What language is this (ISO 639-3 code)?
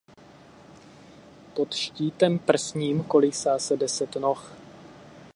ces